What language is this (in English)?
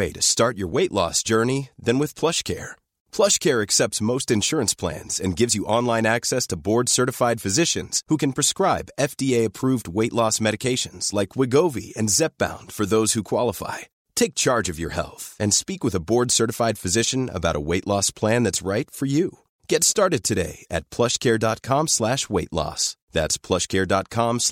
French